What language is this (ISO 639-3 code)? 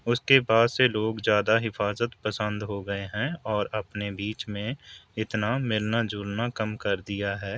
urd